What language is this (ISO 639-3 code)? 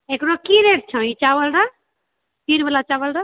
mai